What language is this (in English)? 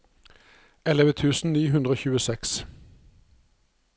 Norwegian